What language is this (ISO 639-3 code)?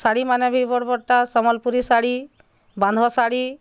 ori